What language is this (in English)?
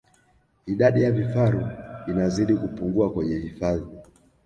Swahili